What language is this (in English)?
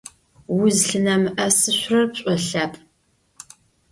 Adyghe